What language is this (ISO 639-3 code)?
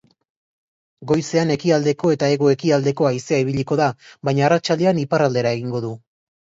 eus